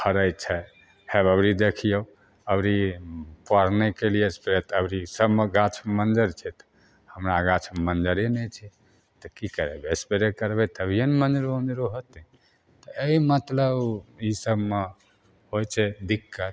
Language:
Maithili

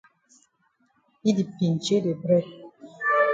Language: Cameroon Pidgin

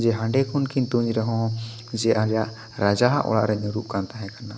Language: Santali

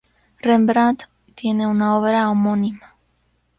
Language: Spanish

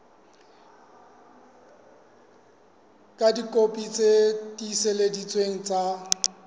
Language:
Southern Sotho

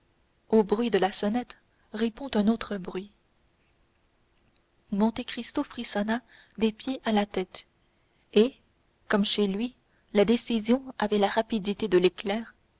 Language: French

